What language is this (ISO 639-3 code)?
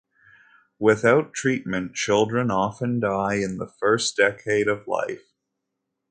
eng